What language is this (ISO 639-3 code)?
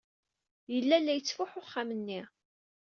kab